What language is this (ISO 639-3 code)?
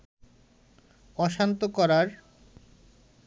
ben